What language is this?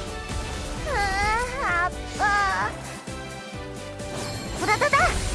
Korean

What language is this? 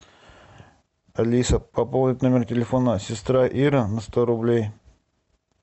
Russian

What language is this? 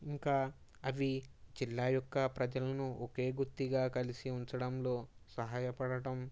Telugu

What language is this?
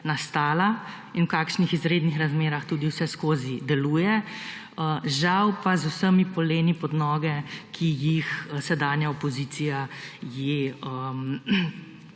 Slovenian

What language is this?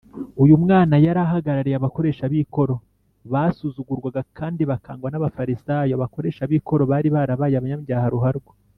Kinyarwanda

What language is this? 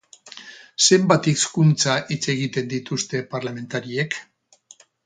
Basque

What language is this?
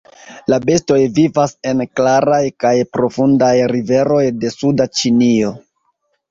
Esperanto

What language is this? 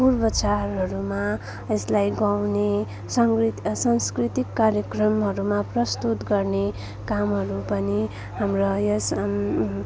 Nepali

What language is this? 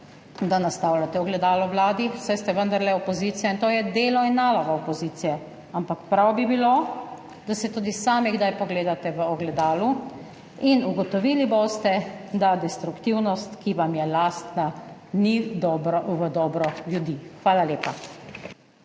Slovenian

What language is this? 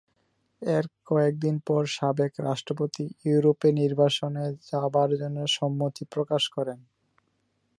Bangla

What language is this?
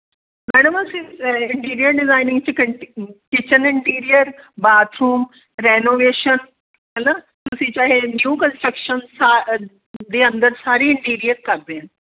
Punjabi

